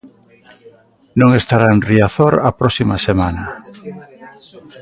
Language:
Galician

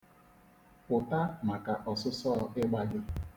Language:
Igbo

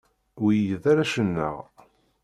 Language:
Kabyle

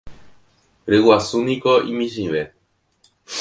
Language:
Guarani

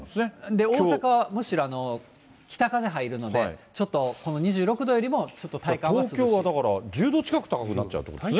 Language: Japanese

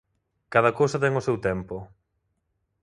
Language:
Galician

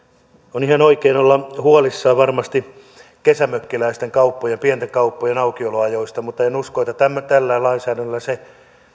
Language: Finnish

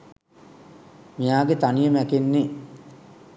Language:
Sinhala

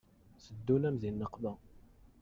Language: Kabyle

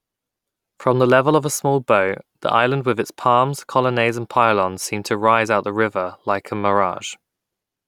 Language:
English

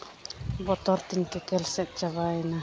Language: Santali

